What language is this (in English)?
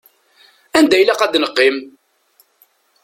Kabyle